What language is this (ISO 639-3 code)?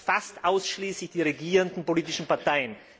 deu